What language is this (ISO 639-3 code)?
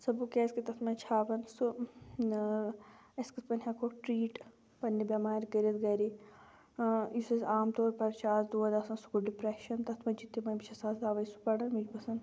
kas